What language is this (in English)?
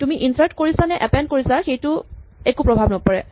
Assamese